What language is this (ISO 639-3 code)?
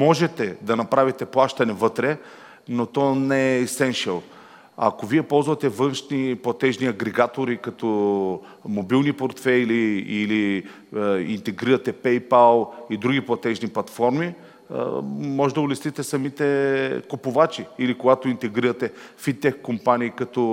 bul